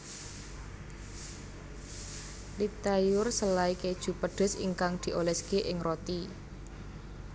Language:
Javanese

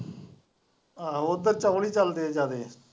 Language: Punjabi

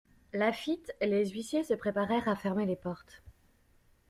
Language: French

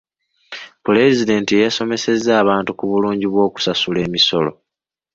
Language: Ganda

